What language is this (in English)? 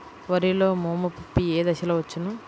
Telugu